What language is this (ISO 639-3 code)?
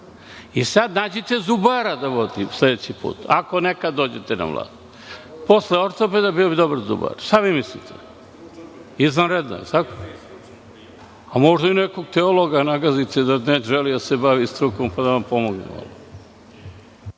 srp